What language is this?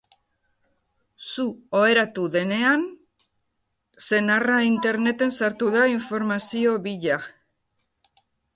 Basque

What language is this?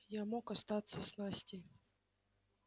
Russian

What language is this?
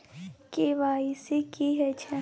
Maithili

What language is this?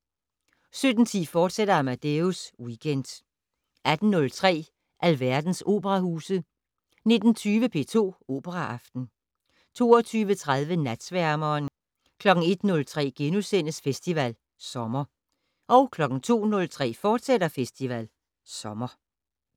Danish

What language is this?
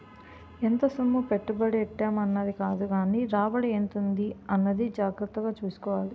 Telugu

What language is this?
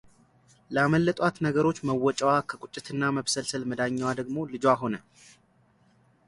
Amharic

